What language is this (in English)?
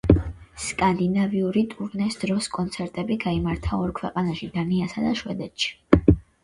Georgian